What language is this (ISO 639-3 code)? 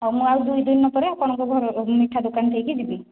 ori